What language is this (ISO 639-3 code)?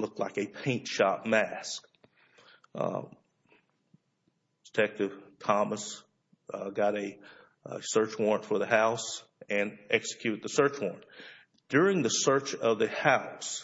eng